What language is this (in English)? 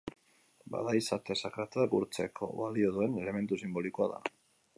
Basque